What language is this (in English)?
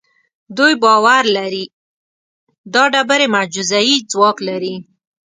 Pashto